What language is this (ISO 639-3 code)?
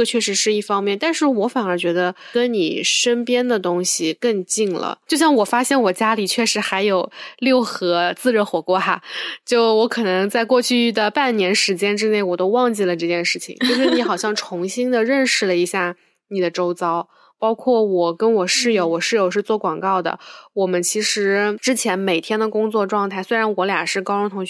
zho